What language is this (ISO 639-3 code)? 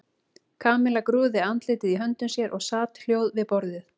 isl